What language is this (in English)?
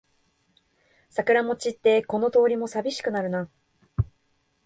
Japanese